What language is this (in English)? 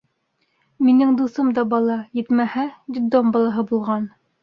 Bashkir